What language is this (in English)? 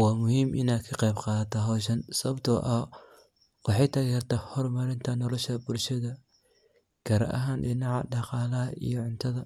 Somali